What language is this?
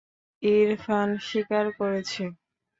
Bangla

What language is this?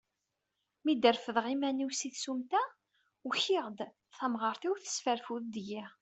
Kabyle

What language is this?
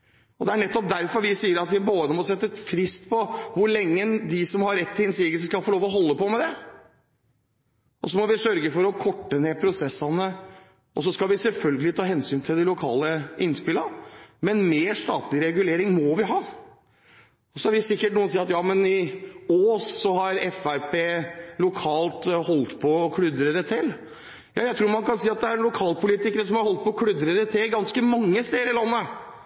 Norwegian Bokmål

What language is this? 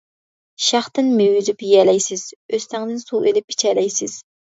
Uyghur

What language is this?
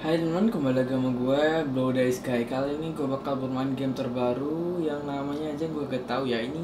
Indonesian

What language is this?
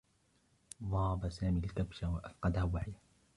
Arabic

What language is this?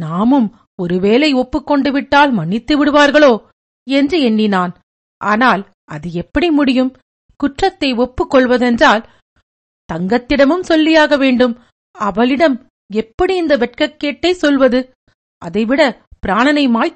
Tamil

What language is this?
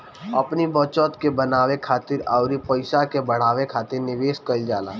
Bhojpuri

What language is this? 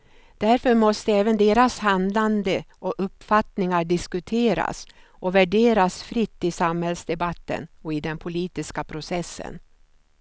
Swedish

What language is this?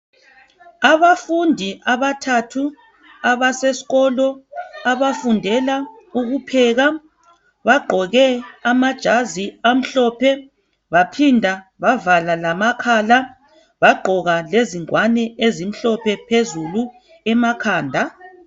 North Ndebele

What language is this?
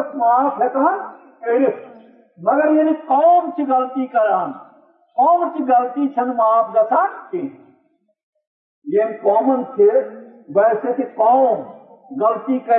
Urdu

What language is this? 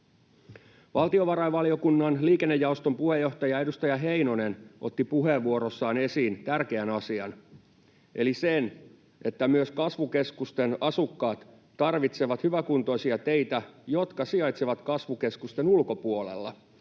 Finnish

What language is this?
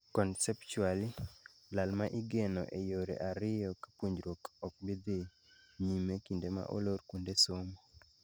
Luo (Kenya and Tanzania)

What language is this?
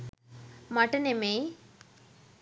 Sinhala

